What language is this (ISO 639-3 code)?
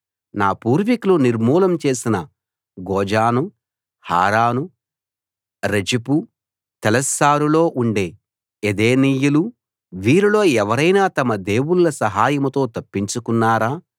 tel